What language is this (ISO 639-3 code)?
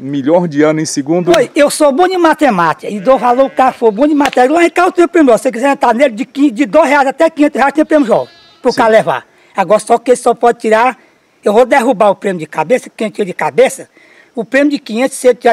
por